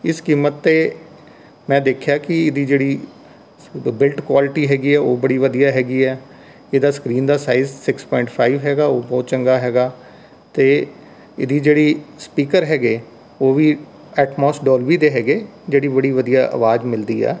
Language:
Punjabi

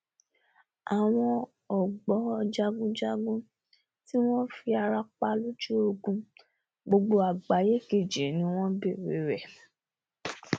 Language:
Yoruba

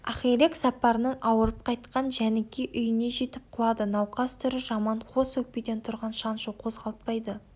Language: Kazakh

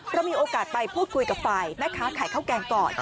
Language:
Thai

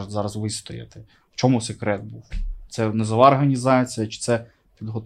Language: Ukrainian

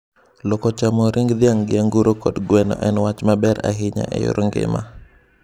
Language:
Luo (Kenya and Tanzania)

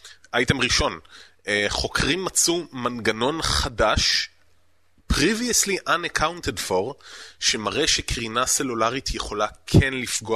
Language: Hebrew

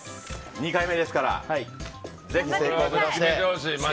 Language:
Japanese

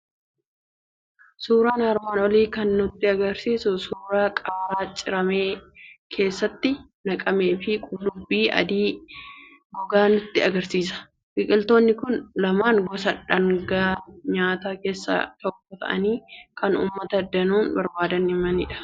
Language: Oromo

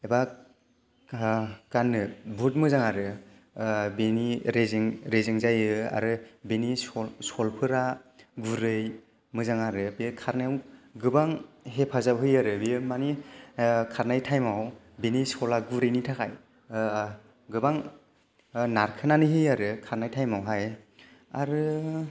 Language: Bodo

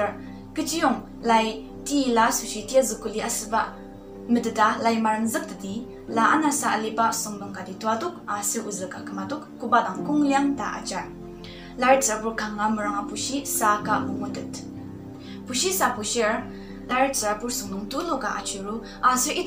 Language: Indonesian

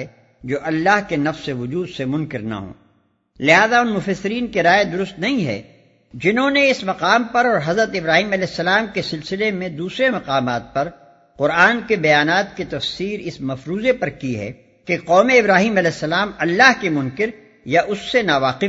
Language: Urdu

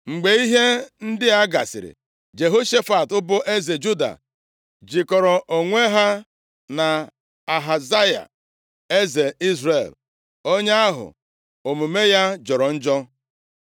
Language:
Igbo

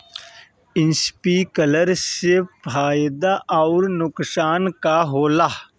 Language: Bhojpuri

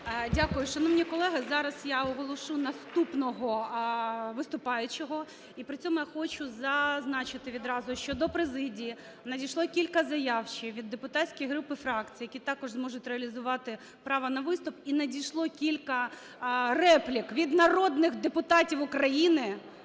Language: Ukrainian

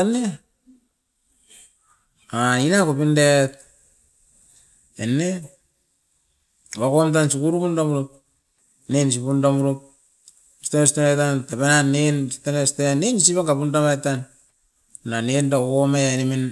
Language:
Askopan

